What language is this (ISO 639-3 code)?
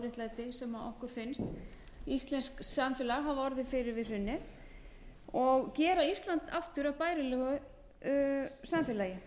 isl